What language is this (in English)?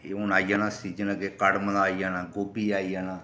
Dogri